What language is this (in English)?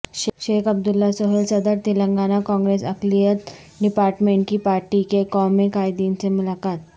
Urdu